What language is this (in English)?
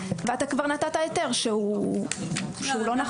Hebrew